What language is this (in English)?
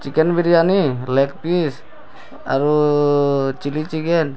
Odia